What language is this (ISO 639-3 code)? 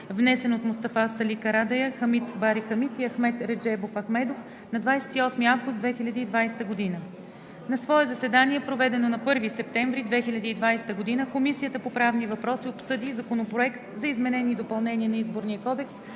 bul